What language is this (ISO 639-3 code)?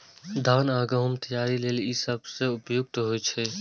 mai